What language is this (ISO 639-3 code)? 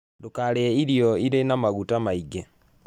kik